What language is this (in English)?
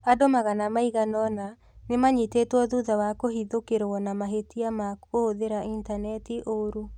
Kikuyu